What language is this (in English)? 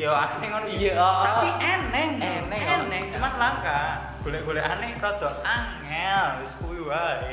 Indonesian